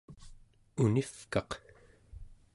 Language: Central Yupik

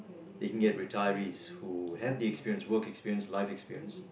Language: English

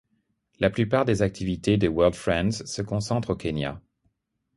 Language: French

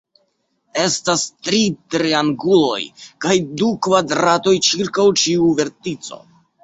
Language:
Esperanto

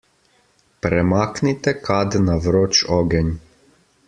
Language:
Slovenian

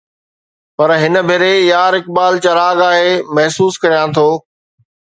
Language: Sindhi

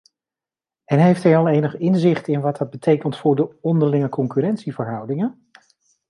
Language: Dutch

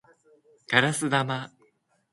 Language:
Japanese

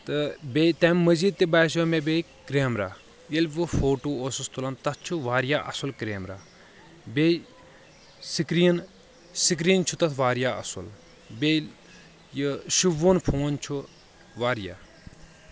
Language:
Kashmiri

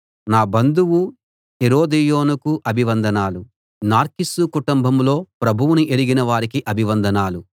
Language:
Telugu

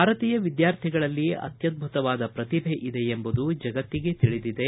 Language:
Kannada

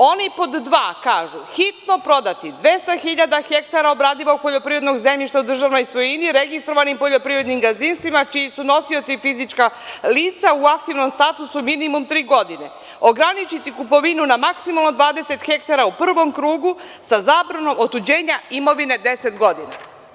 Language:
Serbian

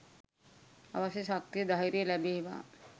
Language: Sinhala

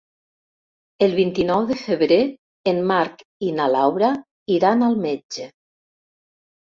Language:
Catalan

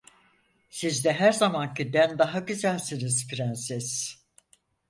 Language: Turkish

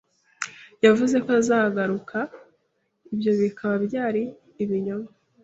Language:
Kinyarwanda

